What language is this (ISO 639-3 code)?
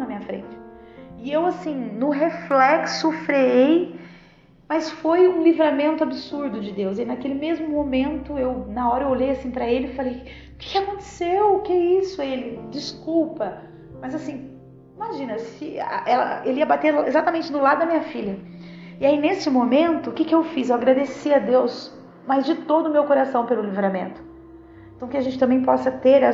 por